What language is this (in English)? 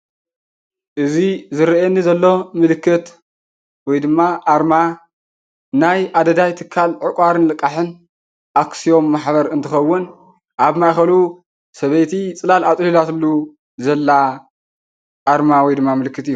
Tigrinya